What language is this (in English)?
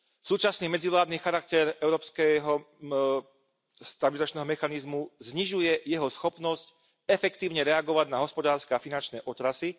Slovak